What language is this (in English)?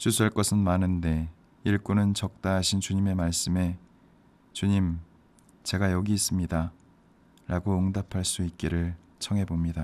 Korean